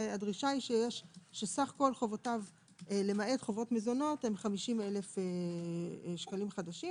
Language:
Hebrew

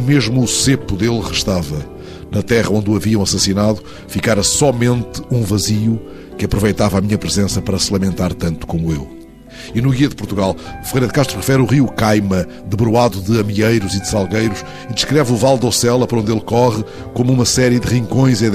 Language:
Portuguese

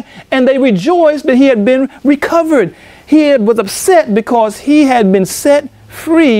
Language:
English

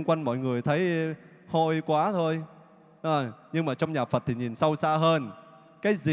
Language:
Vietnamese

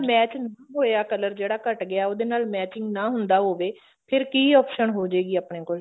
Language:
Punjabi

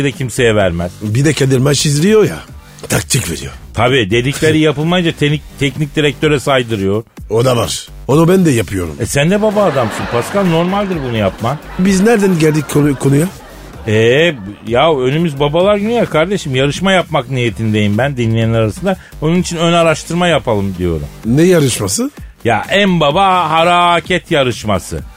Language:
Turkish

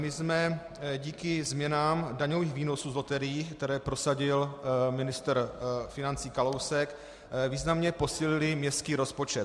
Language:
Czech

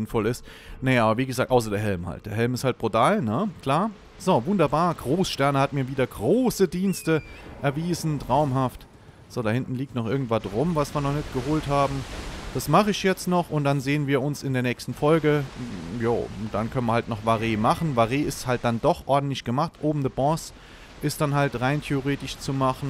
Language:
German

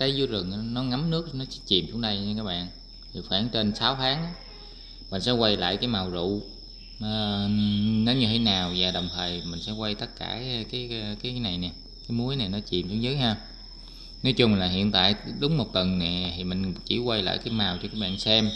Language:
Vietnamese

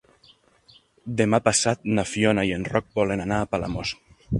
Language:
Catalan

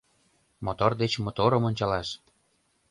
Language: Mari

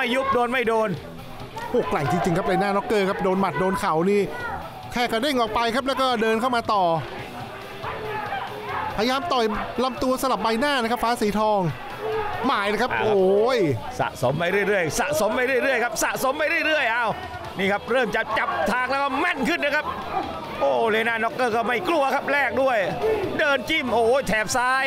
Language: Thai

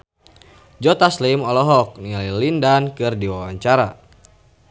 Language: Sundanese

